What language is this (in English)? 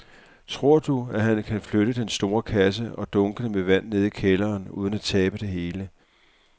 Danish